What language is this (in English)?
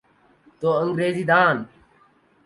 Urdu